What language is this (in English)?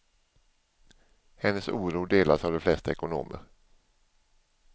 Swedish